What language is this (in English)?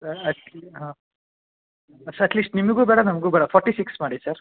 Kannada